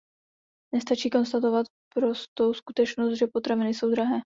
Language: Czech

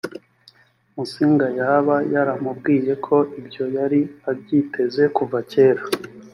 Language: Kinyarwanda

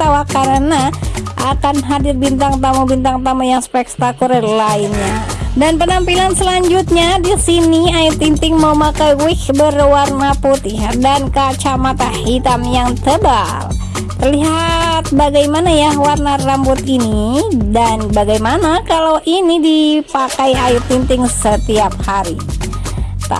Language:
Indonesian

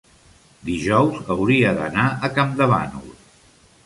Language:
Catalan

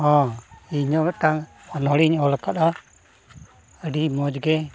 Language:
Santali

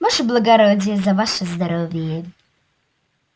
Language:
Russian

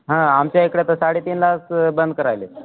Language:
Marathi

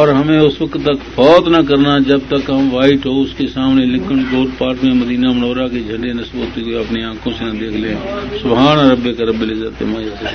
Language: Urdu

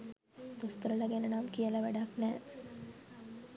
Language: Sinhala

